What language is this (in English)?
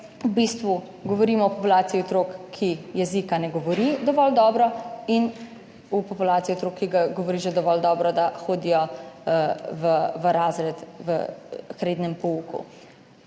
Slovenian